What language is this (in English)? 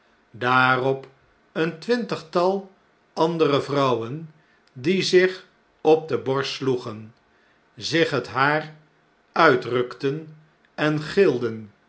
Dutch